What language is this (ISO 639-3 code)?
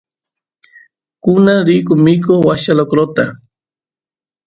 qus